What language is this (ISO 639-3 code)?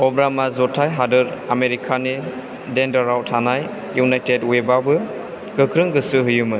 brx